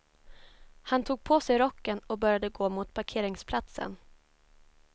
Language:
Swedish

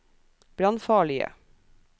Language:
Norwegian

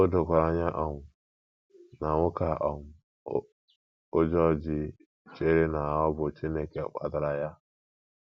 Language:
Igbo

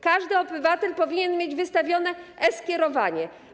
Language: Polish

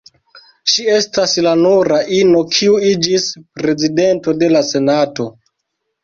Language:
Esperanto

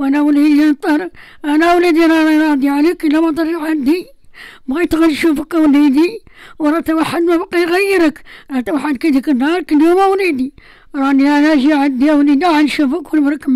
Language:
Arabic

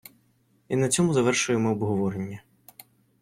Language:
Ukrainian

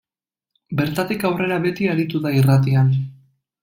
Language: Basque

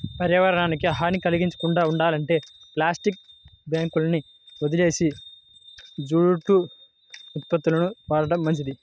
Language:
Telugu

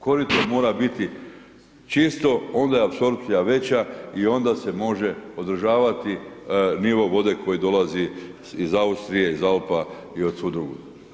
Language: Croatian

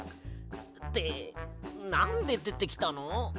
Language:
Japanese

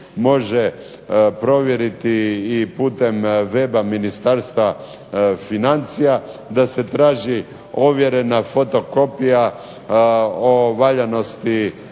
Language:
Croatian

